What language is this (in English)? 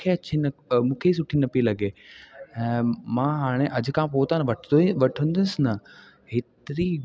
Sindhi